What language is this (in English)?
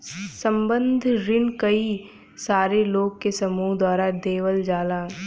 Bhojpuri